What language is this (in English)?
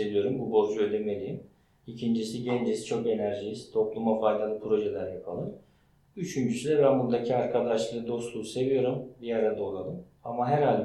Turkish